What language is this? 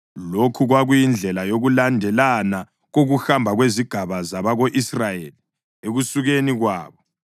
North Ndebele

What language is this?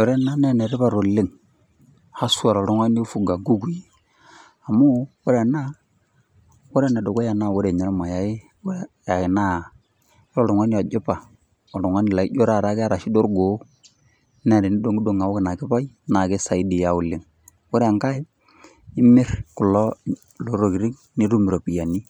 Masai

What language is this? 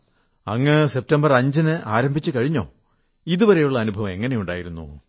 Malayalam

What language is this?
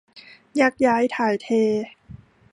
Thai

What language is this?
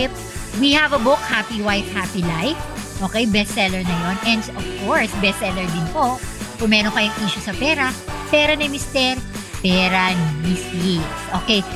Filipino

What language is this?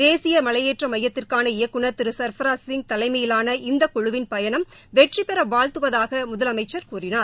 Tamil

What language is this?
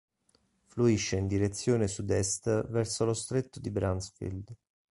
Italian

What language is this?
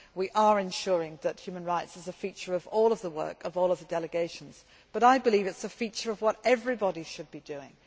English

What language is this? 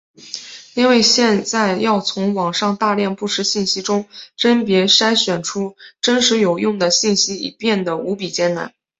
Chinese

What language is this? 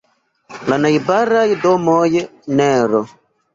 Esperanto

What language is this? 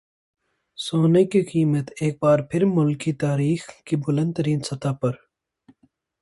Urdu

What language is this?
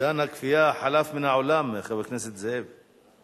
Hebrew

